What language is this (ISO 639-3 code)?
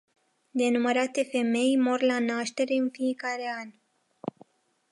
ron